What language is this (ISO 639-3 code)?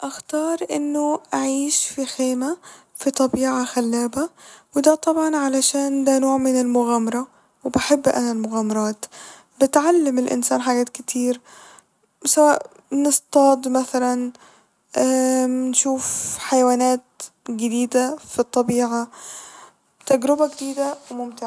arz